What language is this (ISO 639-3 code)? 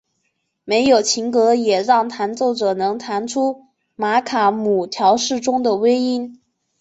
zho